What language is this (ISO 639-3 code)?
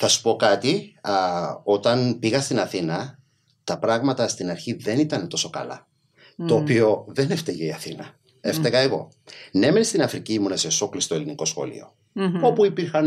ell